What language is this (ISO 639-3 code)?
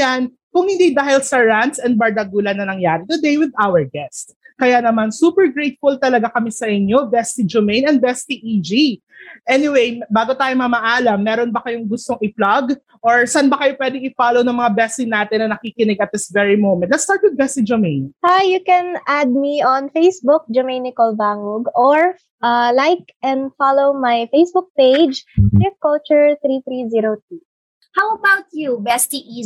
fil